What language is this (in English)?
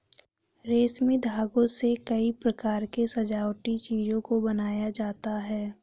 Hindi